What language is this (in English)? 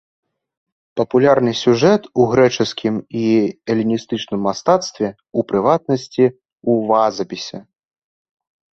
Belarusian